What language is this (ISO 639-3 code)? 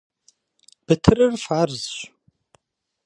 kbd